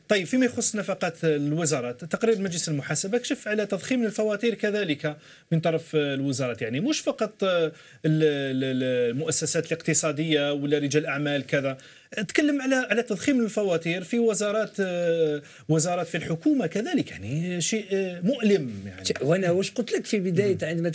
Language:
Arabic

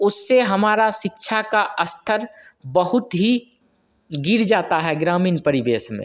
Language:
Hindi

